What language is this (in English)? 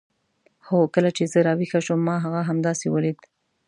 Pashto